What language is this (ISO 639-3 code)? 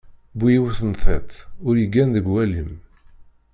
kab